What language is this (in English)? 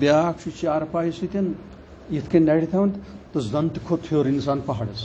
Punjabi